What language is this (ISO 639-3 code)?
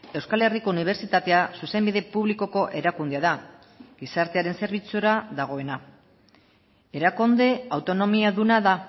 eus